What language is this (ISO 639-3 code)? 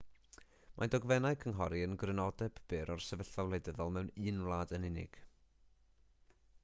cym